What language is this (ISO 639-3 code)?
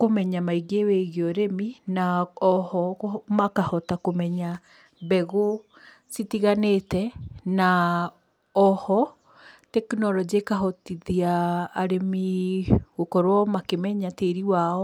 kik